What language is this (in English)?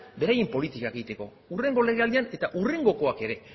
Basque